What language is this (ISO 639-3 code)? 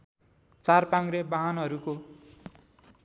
nep